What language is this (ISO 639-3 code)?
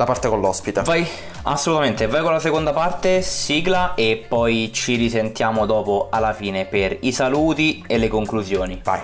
ita